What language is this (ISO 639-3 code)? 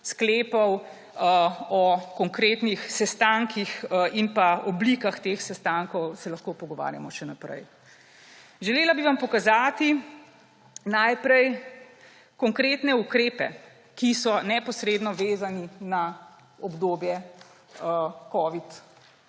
slv